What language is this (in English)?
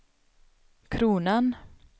Swedish